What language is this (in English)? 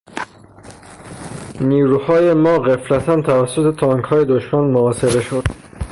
Persian